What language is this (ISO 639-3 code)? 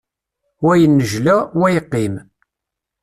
kab